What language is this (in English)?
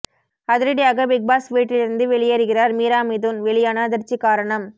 Tamil